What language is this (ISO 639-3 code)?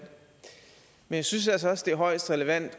dan